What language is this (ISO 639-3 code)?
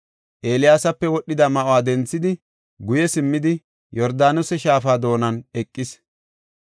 gof